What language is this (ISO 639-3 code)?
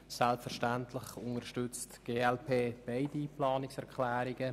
gsw